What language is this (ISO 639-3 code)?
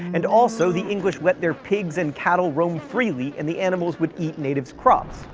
eng